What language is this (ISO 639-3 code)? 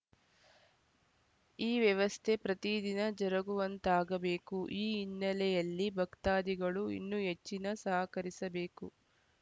kan